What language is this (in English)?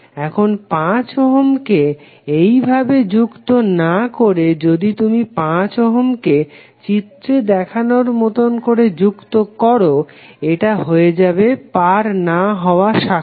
Bangla